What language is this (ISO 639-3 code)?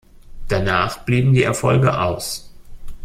deu